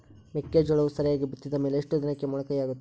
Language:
Kannada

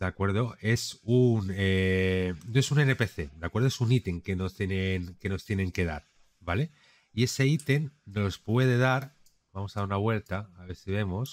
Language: Spanish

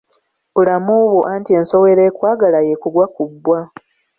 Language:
Ganda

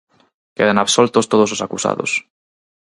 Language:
Galician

